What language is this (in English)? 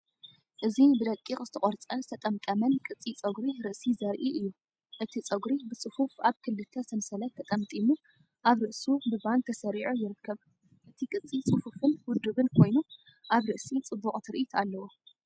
Tigrinya